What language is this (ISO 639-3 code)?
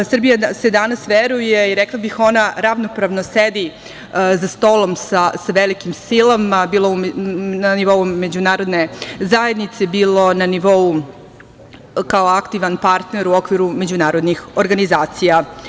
srp